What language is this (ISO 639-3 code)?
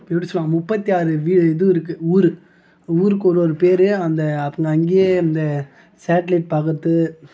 tam